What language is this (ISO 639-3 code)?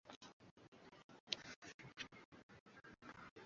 swa